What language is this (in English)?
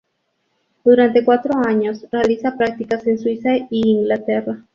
Spanish